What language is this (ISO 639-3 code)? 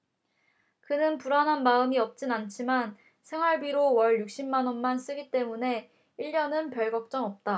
kor